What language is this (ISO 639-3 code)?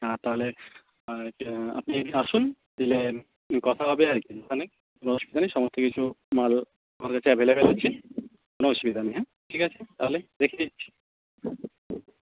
ben